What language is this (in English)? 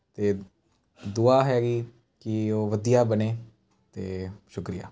Punjabi